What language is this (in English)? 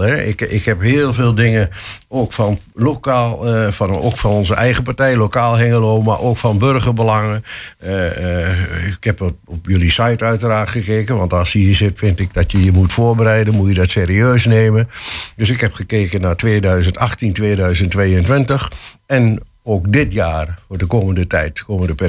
Dutch